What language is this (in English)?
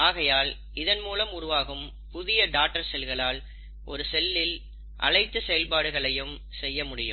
Tamil